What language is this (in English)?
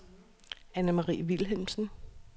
Danish